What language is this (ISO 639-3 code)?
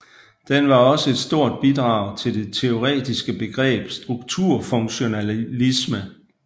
dan